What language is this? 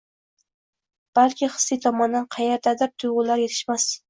Uzbek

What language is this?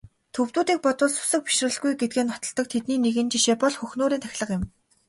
Mongolian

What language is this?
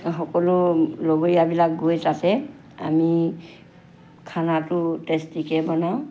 Assamese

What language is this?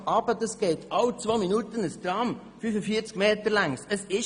Swiss German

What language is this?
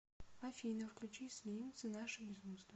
Russian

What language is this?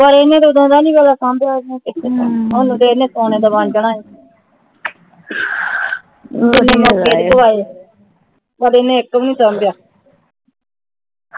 Punjabi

